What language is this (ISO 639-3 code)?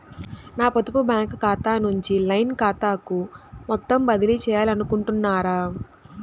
tel